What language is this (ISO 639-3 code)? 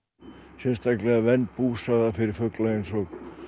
isl